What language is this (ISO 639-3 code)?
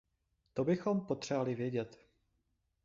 ces